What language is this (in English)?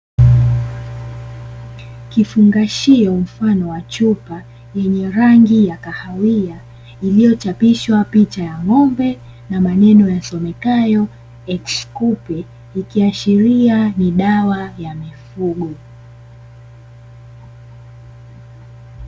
Swahili